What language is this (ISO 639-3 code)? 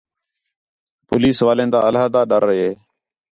xhe